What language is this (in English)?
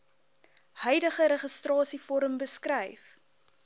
Afrikaans